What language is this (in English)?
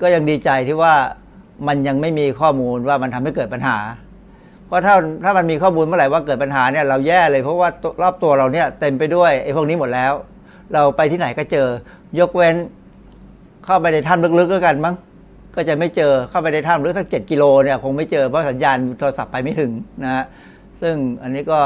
Thai